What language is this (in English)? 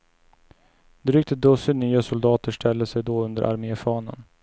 Swedish